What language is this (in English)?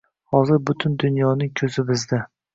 Uzbek